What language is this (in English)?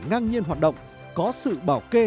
Vietnamese